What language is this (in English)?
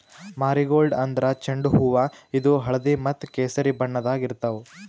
Kannada